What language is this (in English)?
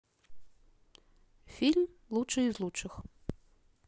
Russian